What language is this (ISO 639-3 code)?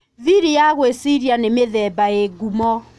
kik